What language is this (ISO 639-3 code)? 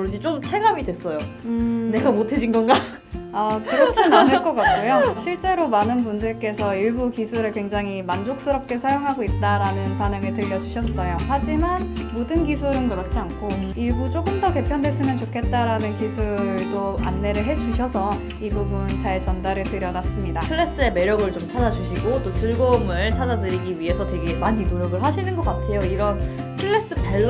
kor